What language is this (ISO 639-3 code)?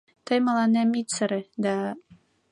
chm